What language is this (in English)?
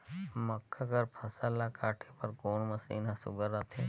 Chhattisgarhi